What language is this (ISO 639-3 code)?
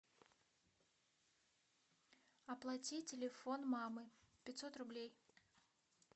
rus